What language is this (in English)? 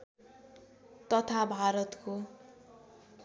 Nepali